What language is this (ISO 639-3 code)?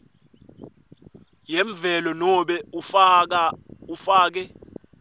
ssw